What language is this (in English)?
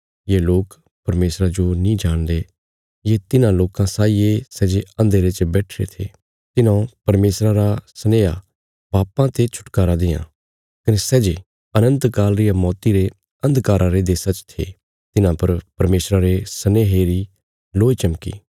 Bilaspuri